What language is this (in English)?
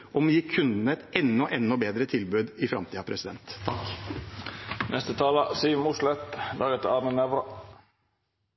Norwegian Bokmål